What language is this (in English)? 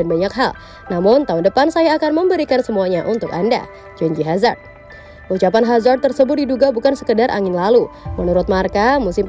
Indonesian